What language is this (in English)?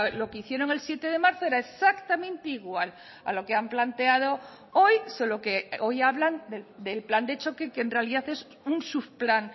Spanish